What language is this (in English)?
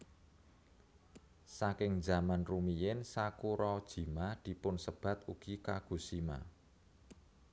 Javanese